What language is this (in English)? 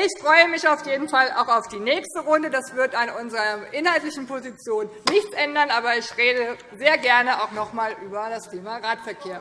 German